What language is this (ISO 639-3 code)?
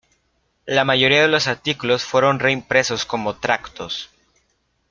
spa